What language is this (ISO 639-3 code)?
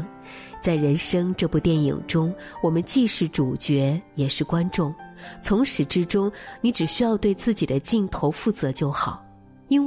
zho